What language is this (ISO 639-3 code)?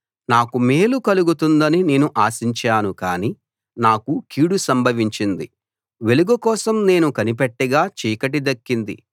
tel